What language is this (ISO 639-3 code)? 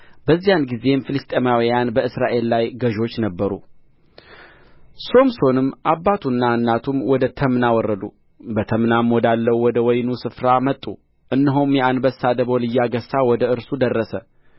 amh